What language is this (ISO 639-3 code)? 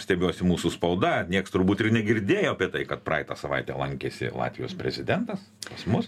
lit